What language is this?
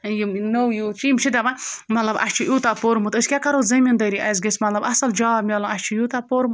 Kashmiri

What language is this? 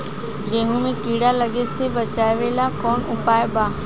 Bhojpuri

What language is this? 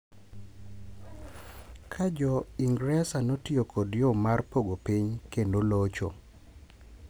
Luo (Kenya and Tanzania)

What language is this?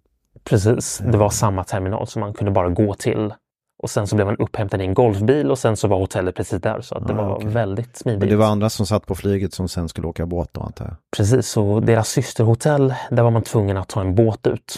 Swedish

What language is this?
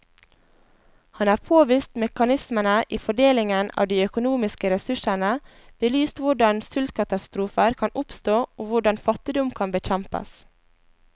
Norwegian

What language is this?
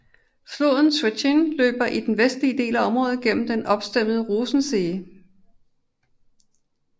Danish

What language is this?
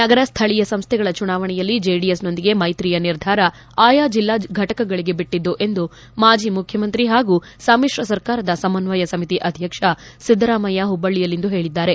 Kannada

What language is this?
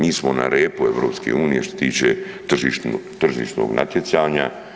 Croatian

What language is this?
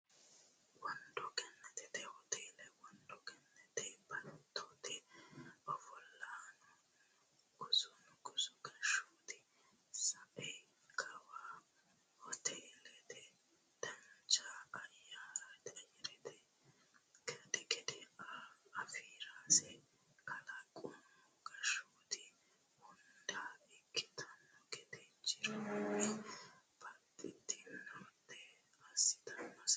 Sidamo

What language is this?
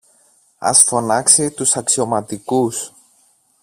Greek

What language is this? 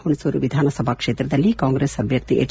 Kannada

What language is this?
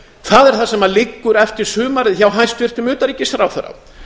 Icelandic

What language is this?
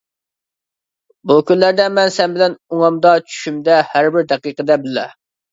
Uyghur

